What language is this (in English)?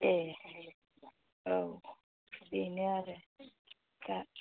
Bodo